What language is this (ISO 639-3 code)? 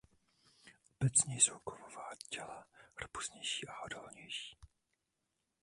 ces